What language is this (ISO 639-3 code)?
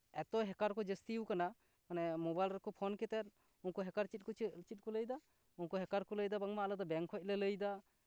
sat